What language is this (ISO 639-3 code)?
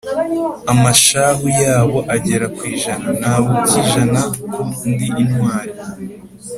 kin